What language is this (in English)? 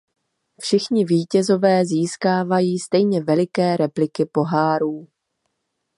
Czech